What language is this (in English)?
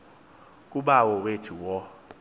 Xhosa